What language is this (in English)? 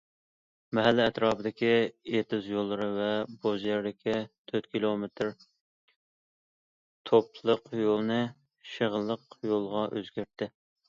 Uyghur